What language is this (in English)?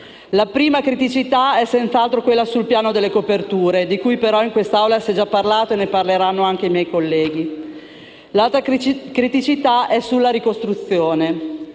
Italian